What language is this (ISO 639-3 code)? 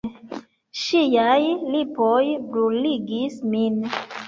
epo